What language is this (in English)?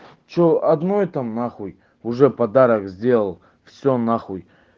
Russian